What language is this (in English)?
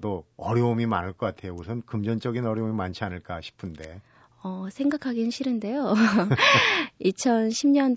Korean